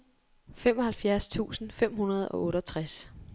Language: Danish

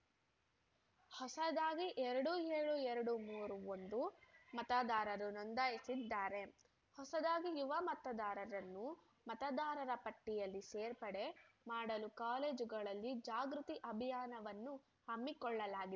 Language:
Kannada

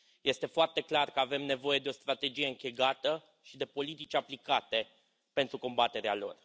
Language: Romanian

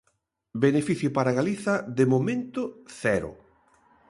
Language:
Galician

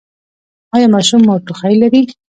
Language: Pashto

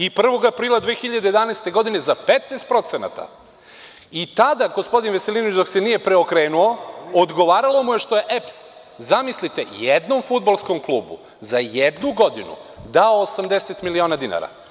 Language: Serbian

